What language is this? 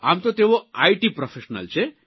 Gujarati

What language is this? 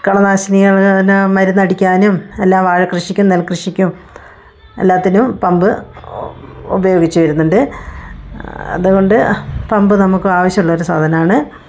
Malayalam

